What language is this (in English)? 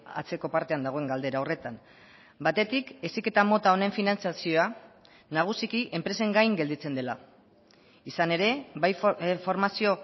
Basque